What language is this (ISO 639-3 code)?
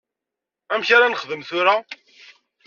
kab